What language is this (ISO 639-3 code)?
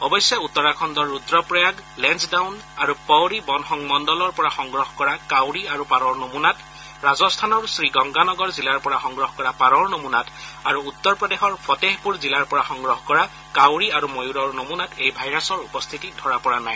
asm